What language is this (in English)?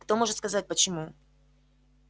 Russian